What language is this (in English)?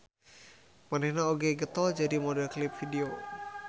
Sundanese